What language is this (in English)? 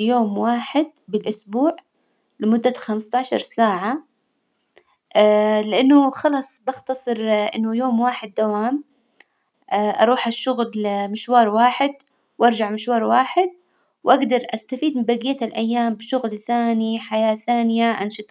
Hijazi Arabic